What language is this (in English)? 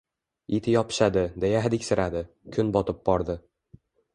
Uzbek